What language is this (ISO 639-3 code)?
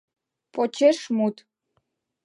chm